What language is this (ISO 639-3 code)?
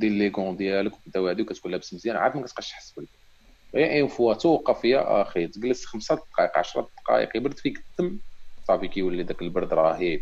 ara